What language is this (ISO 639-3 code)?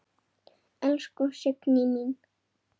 isl